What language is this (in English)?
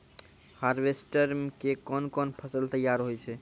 Maithili